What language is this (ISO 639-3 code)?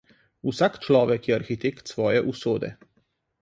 slv